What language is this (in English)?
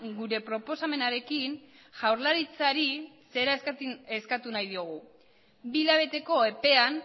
Basque